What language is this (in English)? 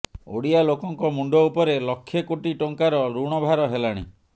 Odia